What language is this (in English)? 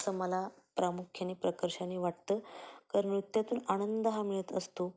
Marathi